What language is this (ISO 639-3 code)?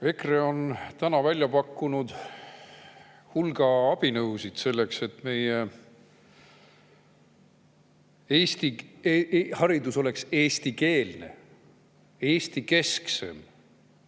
est